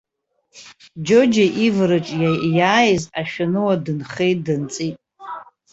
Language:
Abkhazian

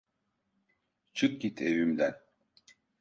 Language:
Turkish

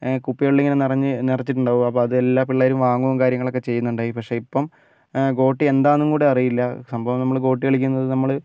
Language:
Malayalam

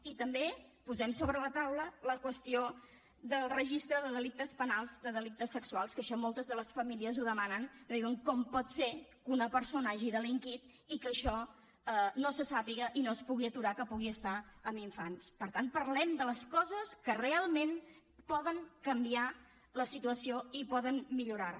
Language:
Catalan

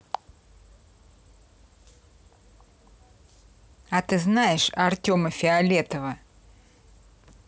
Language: Russian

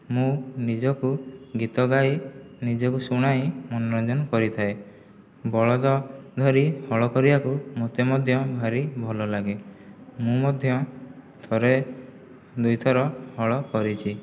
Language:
Odia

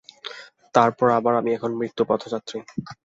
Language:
Bangla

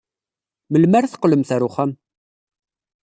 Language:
Kabyle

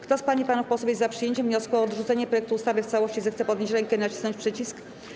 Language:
Polish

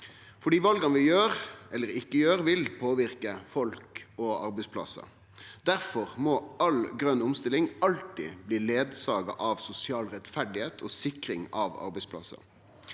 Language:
Norwegian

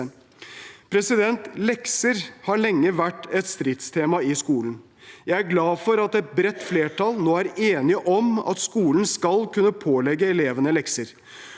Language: Norwegian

